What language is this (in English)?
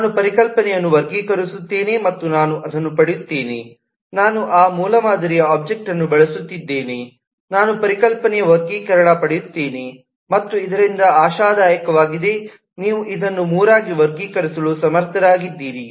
Kannada